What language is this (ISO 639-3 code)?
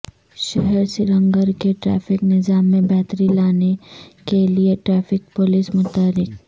urd